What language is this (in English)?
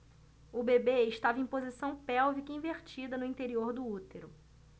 Portuguese